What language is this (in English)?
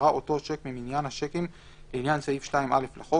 Hebrew